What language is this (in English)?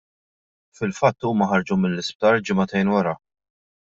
Maltese